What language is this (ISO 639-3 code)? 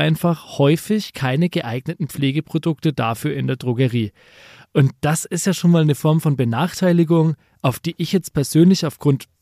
deu